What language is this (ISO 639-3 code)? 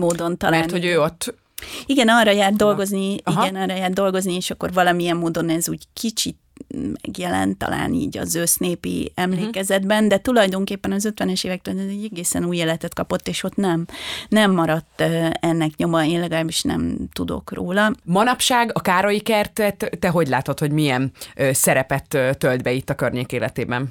hun